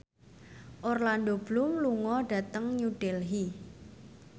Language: Javanese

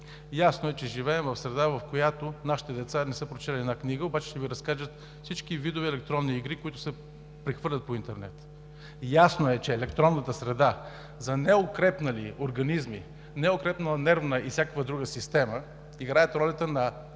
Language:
Bulgarian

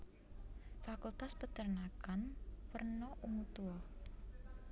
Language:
Javanese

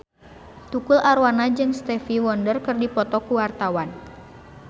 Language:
Sundanese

